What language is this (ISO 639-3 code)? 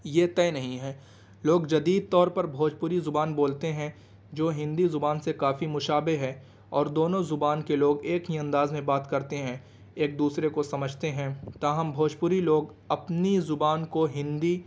urd